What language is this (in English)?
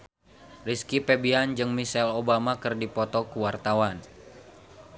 Sundanese